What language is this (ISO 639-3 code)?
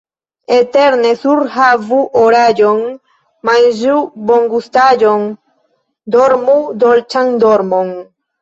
epo